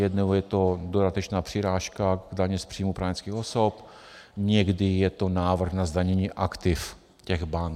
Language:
Czech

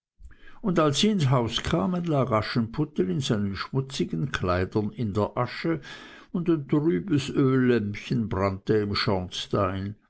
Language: German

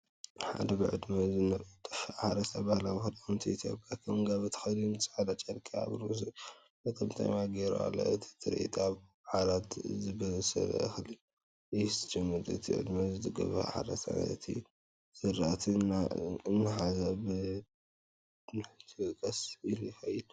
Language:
Tigrinya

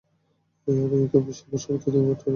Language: Bangla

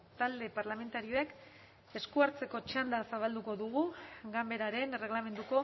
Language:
Basque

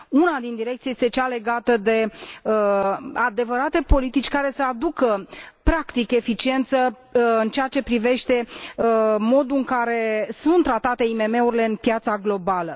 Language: Romanian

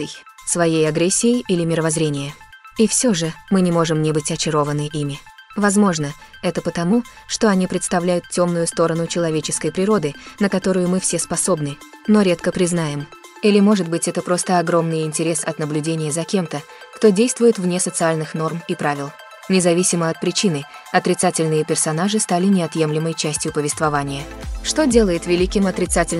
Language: Russian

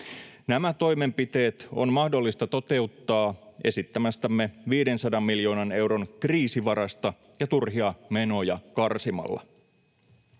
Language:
Finnish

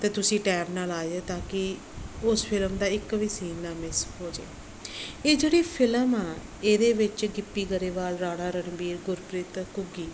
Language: Punjabi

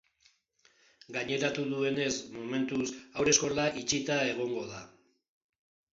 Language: Basque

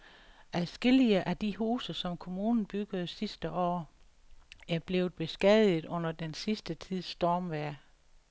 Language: Danish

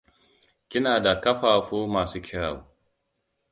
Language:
Hausa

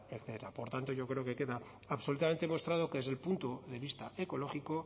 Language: Spanish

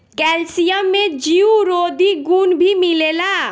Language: Bhojpuri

